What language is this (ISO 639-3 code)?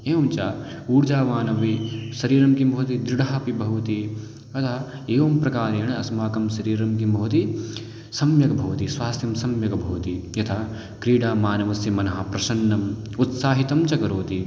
san